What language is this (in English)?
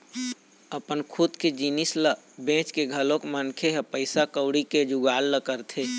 Chhattisgarhi